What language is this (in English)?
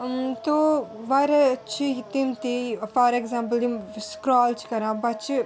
Kashmiri